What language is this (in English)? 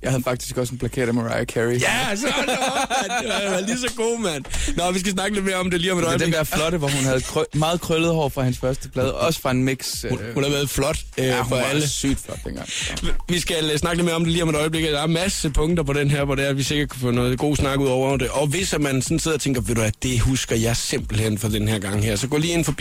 Danish